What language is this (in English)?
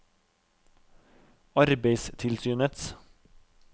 Norwegian